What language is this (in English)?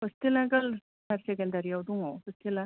Bodo